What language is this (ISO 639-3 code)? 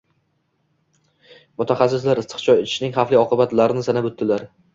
uzb